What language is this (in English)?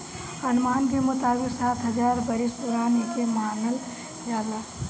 Bhojpuri